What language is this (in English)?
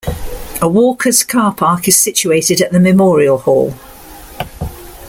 English